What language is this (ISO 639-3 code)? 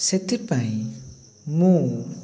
ori